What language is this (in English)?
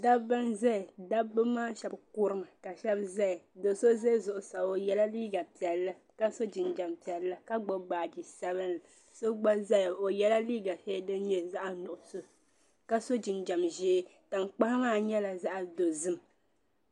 Dagbani